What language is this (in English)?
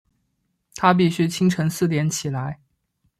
Chinese